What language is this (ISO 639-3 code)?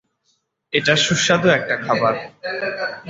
ben